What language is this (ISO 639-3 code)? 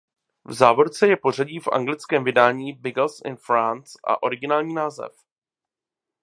ces